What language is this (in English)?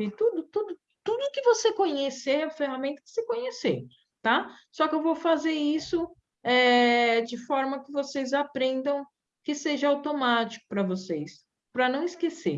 Portuguese